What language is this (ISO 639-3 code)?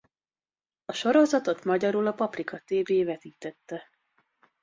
hun